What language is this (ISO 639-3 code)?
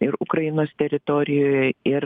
lit